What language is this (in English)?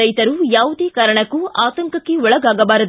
Kannada